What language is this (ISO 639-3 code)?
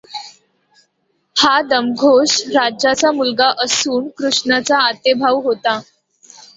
mar